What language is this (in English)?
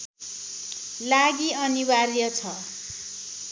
Nepali